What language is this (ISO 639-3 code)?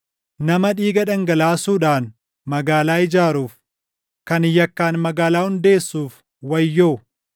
orm